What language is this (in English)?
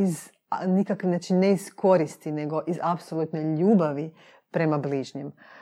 Croatian